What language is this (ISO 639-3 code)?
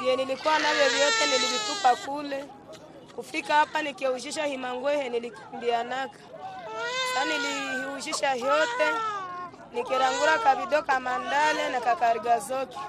swa